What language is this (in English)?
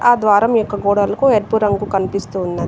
Telugu